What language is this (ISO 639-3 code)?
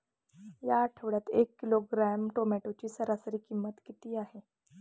mar